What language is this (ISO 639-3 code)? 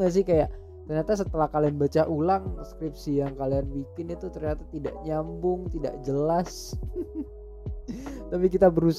ind